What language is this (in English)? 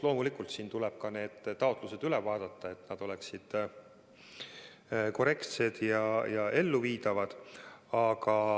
Estonian